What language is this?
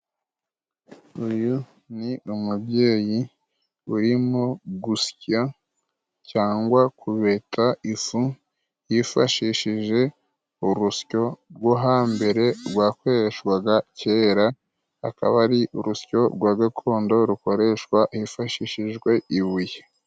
Kinyarwanda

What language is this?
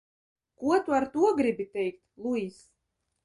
Latvian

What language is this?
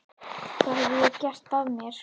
Icelandic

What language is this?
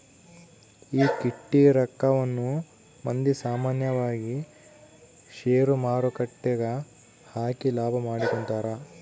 Kannada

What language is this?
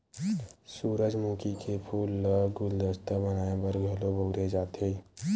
Chhattisgarhi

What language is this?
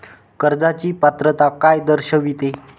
Marathi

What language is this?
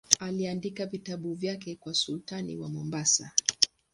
Swahili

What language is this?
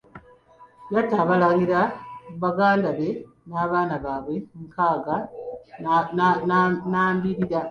Ganda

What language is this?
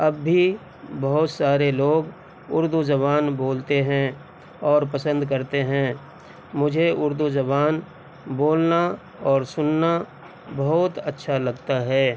Urdu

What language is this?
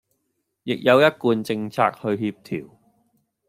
Cantonese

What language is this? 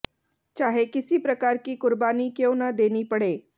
Hindi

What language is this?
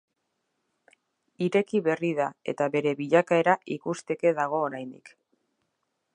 Basque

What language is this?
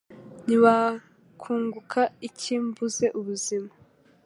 Kinyarwanda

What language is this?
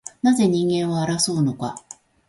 Japanese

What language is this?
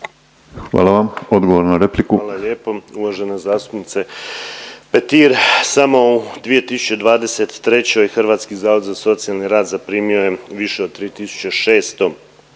Croatian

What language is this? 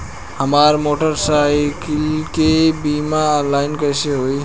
Bhojpuri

